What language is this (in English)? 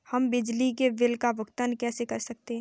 Hindi